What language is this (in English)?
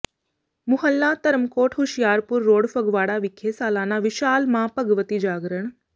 Punjabi